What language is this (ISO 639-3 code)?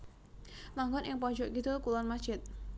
jav